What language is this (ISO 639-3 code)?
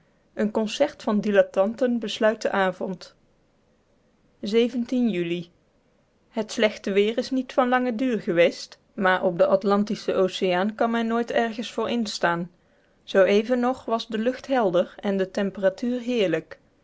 nld